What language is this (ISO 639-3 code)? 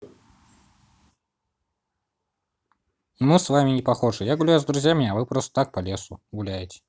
rus